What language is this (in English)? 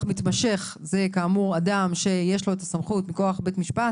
Hebrew